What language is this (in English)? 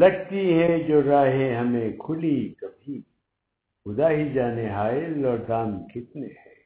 Urdu